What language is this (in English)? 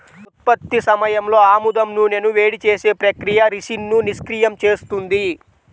Telugu